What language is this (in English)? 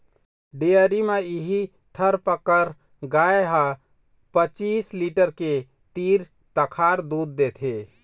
Chhattisgarhi